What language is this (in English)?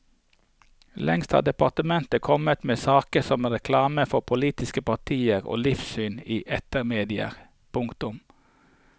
Norwegian